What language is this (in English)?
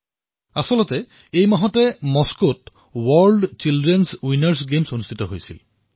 Assamese